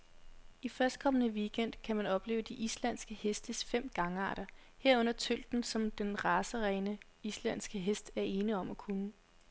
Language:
Danish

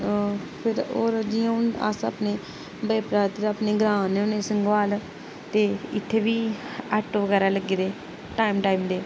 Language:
Dogri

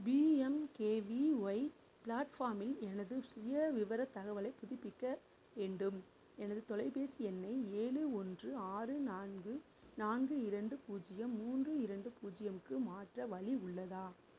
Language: Tamil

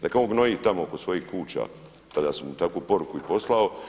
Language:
Croatian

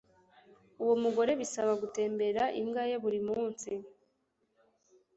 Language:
Kinyarwanda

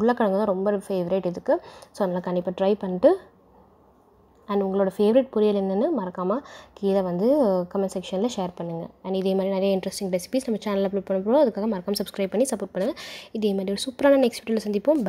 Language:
Arabic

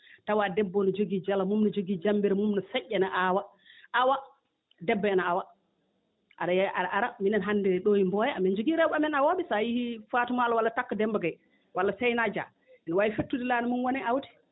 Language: Fula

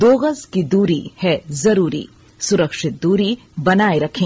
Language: Hindi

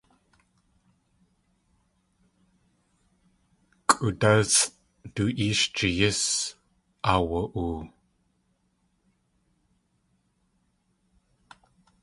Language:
Tlingit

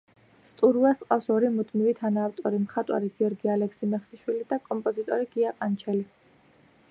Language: Georgian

